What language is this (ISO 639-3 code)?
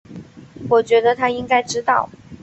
zho